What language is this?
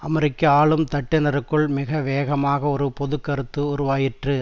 Tamil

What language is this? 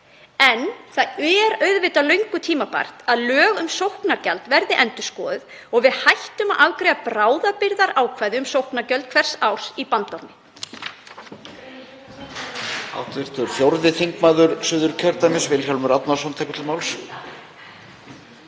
Icelandic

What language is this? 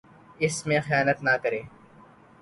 Urdu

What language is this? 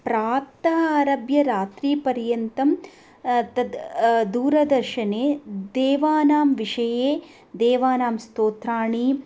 Sanskrit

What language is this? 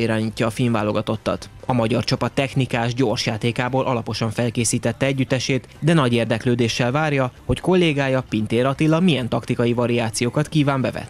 Hungarian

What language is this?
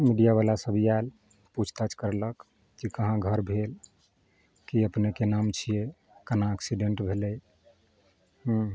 Maithili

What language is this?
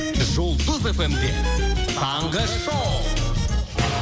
Kazakh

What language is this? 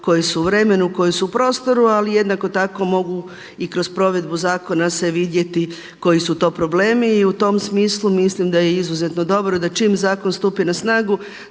Croatian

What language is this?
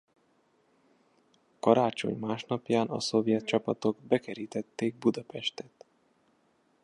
Hungarian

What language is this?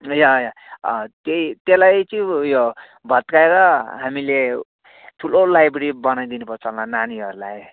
Nepali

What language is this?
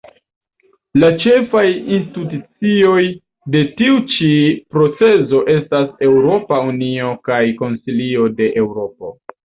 Esperanto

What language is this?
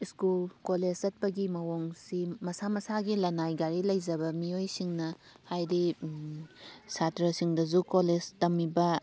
Manipuri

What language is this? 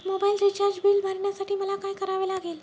Marathi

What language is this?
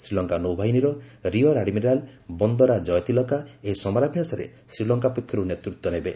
Odia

